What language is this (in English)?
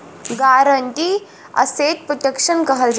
Bhojpuri